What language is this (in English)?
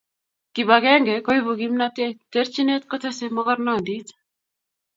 Kalenjin